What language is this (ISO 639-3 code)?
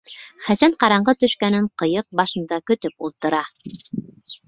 bak